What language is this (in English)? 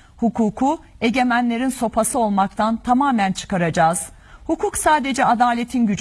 Turkish